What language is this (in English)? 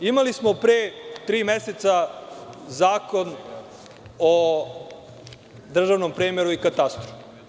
Serbian